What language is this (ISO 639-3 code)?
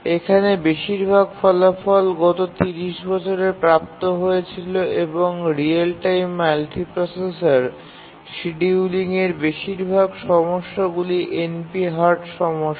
ben